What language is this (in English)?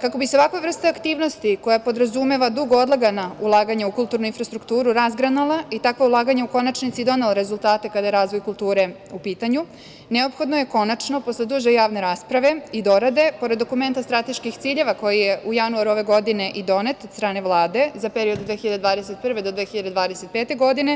Serbian